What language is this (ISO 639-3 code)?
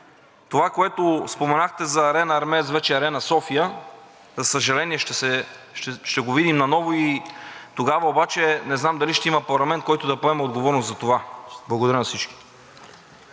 bul